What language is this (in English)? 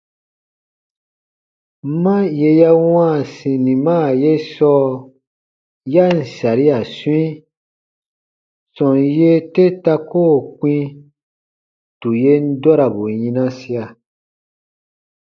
Baatonum